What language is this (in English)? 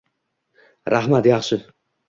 Uzbek